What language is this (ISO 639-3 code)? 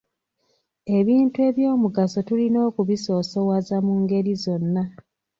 lug